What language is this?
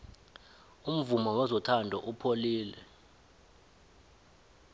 South Ndebele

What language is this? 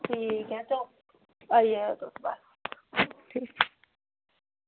Dogri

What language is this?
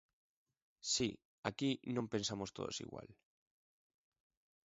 Galician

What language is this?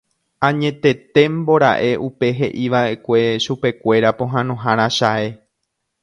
Guarani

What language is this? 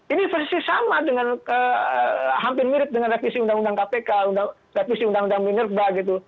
Indonesian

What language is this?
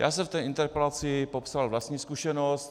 Czech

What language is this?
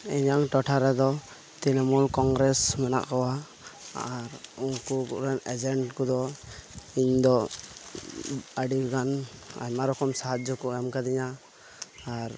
Santali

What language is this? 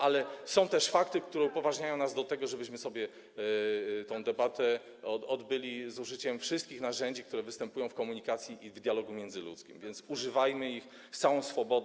Polish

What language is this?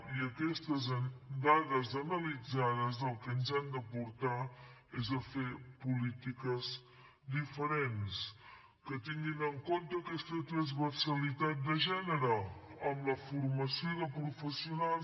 Catalan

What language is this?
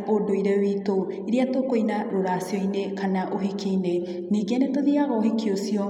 Kikuyu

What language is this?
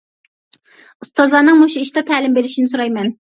Uyghur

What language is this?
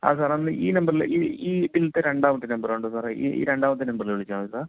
Malayalam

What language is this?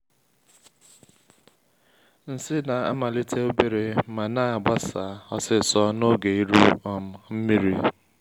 Igbo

